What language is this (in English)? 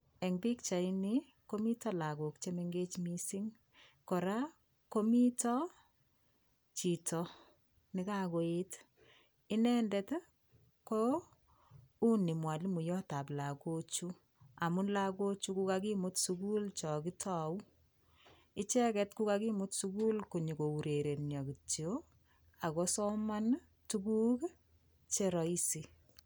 Kalenjin